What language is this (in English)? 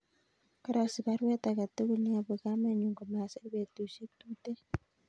Kalenjin